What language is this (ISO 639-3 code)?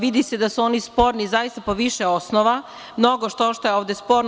srp